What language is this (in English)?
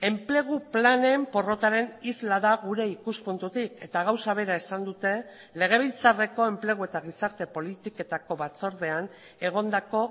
Basque